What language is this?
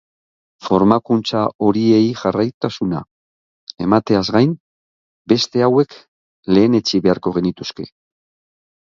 Basque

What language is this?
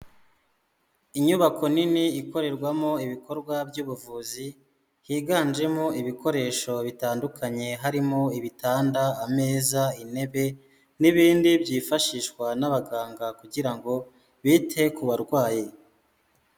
Kinyarwanda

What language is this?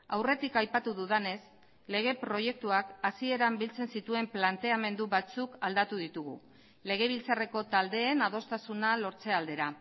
Basque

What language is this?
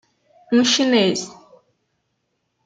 Portuguese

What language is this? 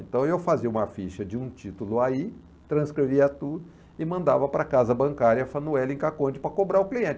Portuguese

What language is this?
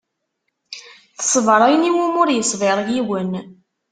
Kabyle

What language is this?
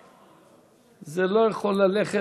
Hebrew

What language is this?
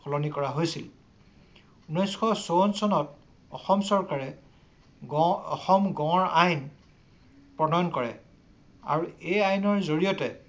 Assamese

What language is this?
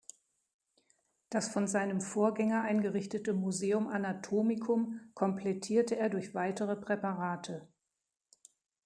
German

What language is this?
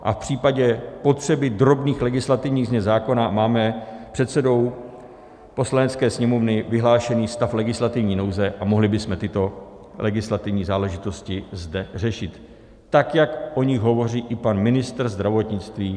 Czech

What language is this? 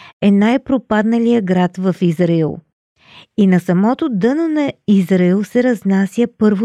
Bulgarian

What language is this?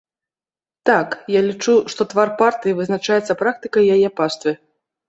Belarusian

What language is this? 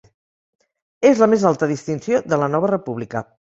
Catalan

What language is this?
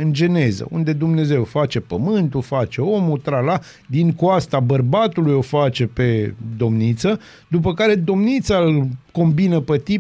Romanian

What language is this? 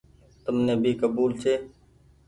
Goaria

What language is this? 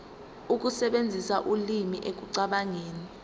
Zulu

